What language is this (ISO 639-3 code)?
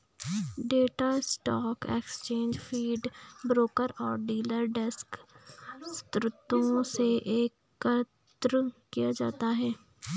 hin